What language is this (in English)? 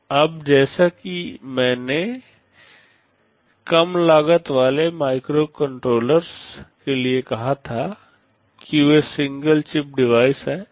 Hindi